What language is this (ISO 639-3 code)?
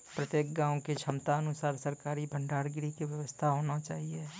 mai